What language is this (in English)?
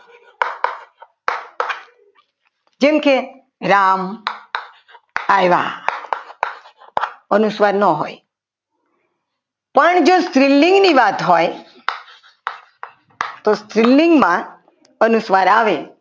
Gujarati